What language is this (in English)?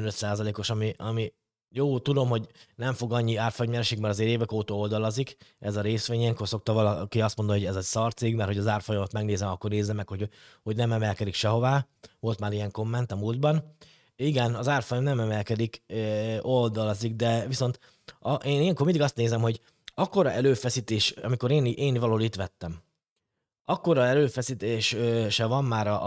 Hungarian